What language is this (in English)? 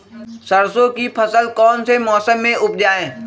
Magahi